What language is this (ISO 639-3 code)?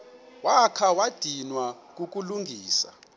xho